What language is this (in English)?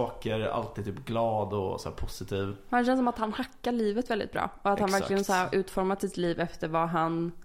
Swedish